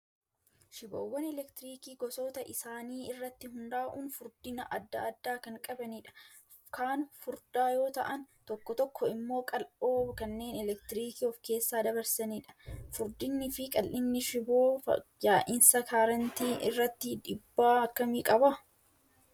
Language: Oromo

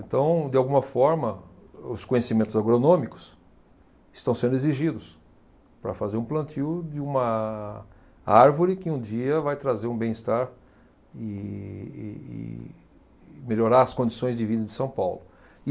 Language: Portuguese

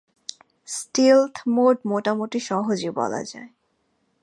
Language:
Bangla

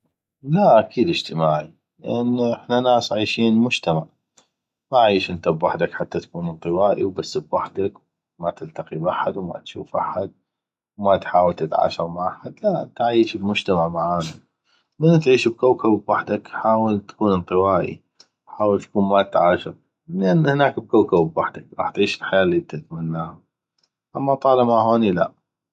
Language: North Mesopotamian Arabic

